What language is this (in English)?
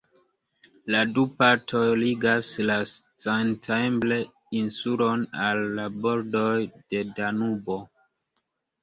Esperanto